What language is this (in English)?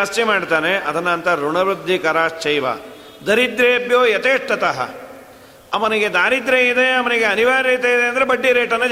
Kannada